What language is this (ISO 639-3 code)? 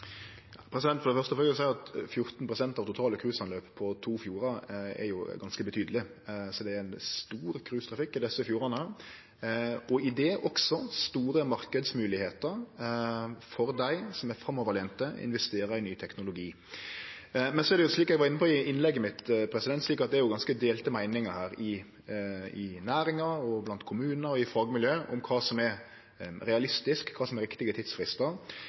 nno